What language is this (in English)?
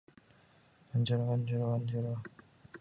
Japanese